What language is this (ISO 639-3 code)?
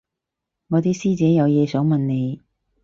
yue